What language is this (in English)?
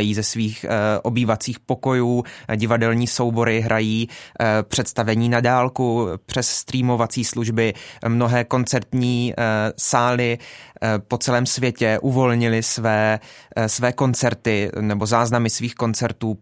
Czech